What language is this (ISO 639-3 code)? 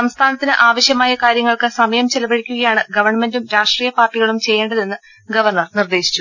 mal